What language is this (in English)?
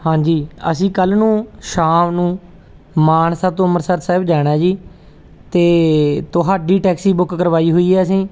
Punjabi